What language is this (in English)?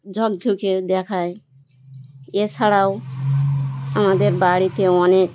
Bangla